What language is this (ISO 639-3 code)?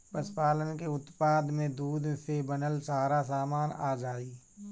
bho